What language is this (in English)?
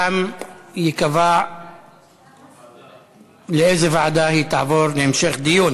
Hebrew